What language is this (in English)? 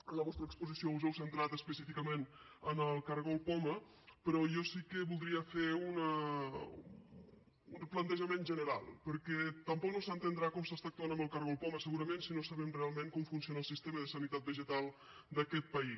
Catalan